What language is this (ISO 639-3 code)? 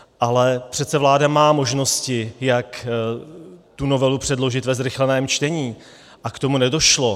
ces